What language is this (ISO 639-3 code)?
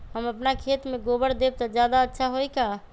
mag